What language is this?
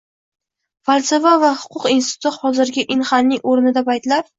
Uzbek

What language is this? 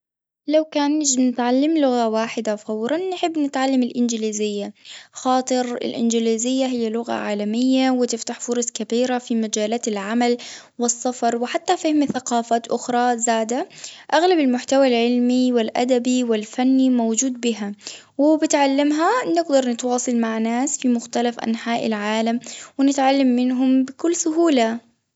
Tunisian Arabic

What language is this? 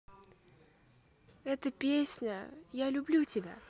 Russian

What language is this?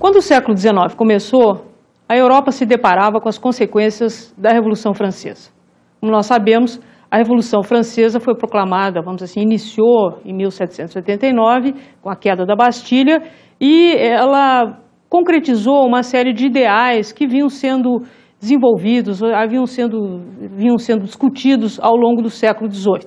Portuguese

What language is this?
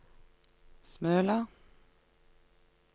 Norwegian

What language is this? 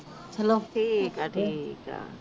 Punjabi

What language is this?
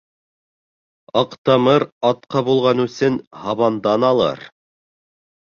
Bashkir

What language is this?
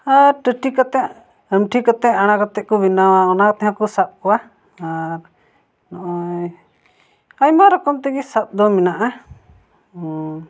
Santali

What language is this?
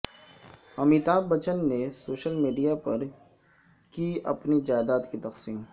Urdu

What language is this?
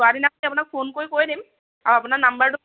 Assamese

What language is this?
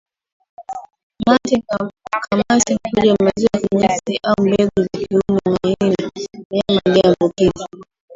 Swahili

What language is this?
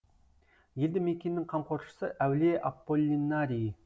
Kazakh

